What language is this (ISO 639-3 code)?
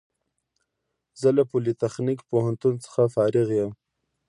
pus